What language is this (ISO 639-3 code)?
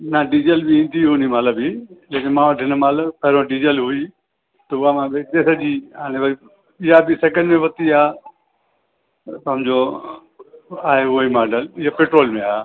snd